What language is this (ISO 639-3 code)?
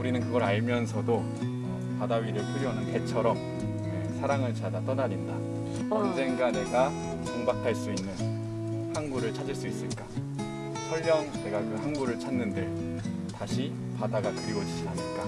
kor